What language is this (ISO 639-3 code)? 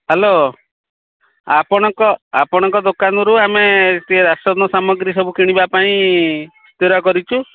ori